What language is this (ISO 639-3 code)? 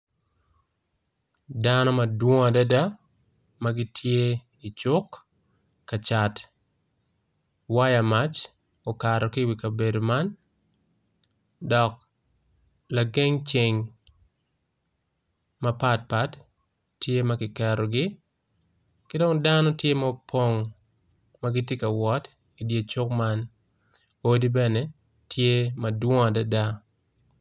ach